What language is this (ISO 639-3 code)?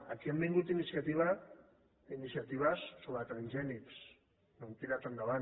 cat